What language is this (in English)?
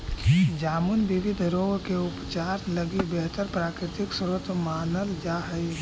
Magahi